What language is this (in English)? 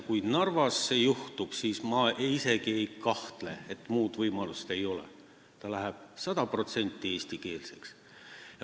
Estonian